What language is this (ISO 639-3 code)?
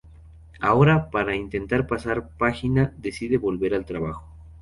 spa